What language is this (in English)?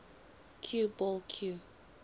English